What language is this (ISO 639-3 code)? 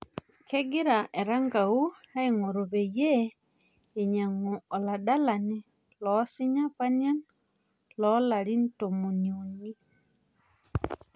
mas